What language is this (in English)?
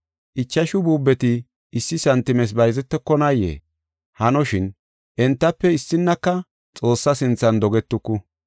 Gofa